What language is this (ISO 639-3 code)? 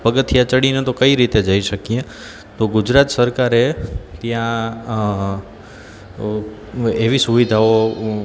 guj